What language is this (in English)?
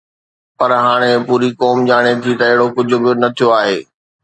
Sindhi